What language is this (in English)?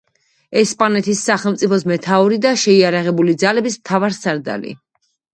Georgian